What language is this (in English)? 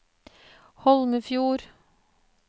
Norwegian